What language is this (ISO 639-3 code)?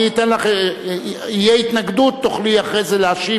heb